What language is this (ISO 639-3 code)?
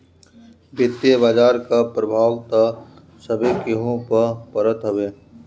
bho